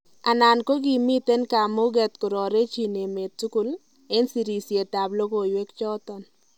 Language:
Kalenjin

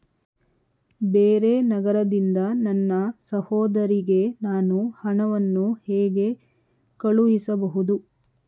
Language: Kannada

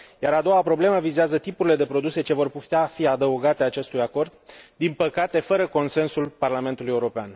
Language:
Romanian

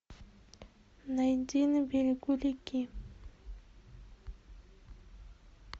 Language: Russian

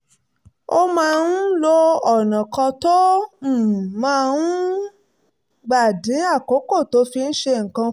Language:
Yoruba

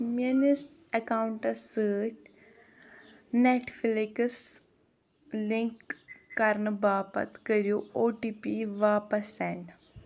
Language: Kashmiri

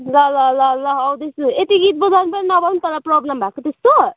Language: Nepali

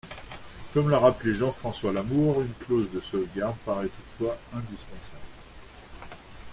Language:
French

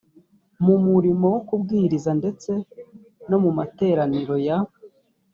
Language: Kinyarwanda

